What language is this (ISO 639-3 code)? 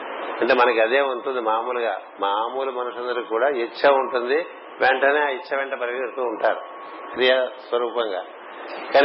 tel